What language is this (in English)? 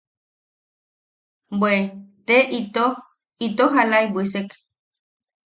Yaqui